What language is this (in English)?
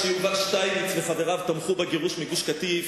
Hebrew